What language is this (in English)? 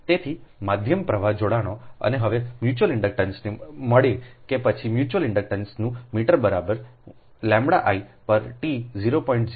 Gujarati